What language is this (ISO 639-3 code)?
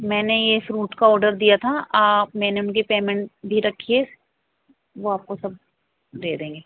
urd